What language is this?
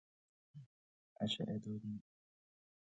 Persian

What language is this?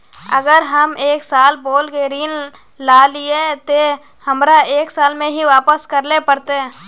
Magahi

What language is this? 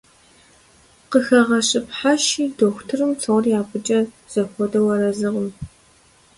Kabardian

